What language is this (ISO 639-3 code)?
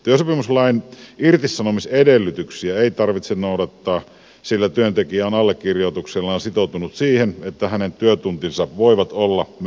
fin